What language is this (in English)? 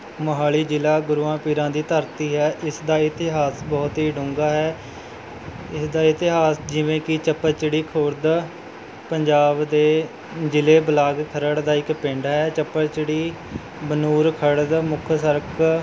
Punjabi